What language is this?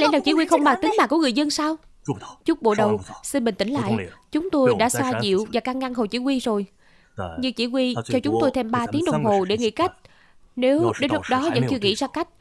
Vietnamese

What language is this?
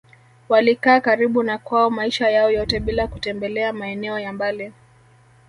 Swahili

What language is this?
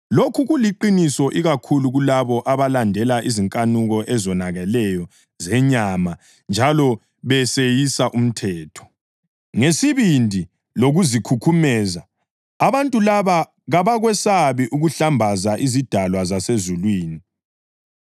North Ndebele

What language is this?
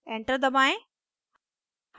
Hindi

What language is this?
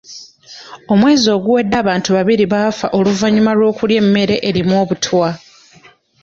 Ganda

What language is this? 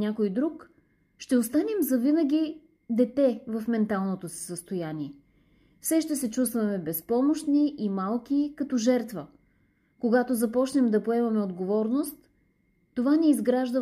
Bulgarian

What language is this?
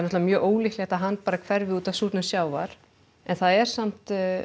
Icelandic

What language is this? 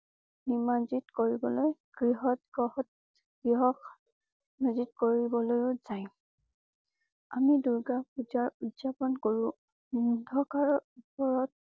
Assamese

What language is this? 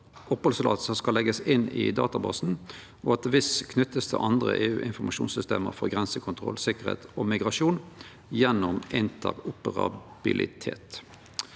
Norwegian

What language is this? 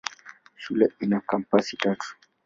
Swahili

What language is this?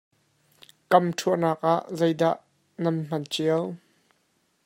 Hakha Chin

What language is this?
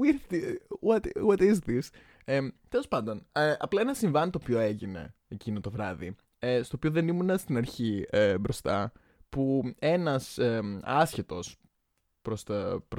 Greek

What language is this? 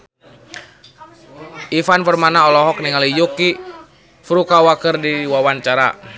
Sundanese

